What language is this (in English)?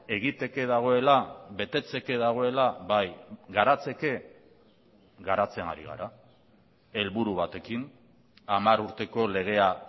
Basque